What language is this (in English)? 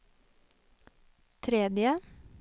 Norwegian